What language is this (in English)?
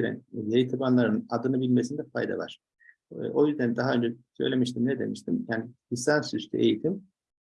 Turkish